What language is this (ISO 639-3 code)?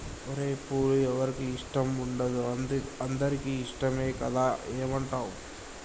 tel